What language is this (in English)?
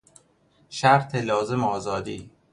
Persian